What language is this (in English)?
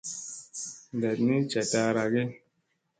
Musey